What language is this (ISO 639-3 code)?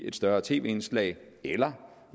dan